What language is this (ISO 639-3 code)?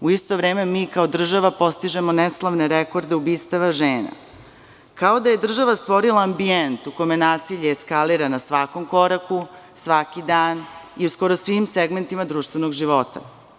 srp